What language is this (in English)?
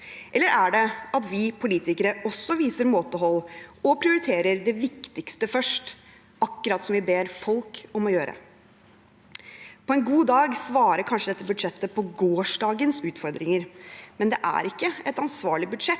Norwegian